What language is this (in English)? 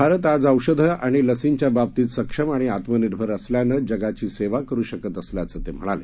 Marathi